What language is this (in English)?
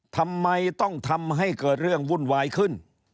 Thai